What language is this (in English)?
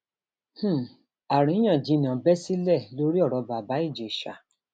Yoruba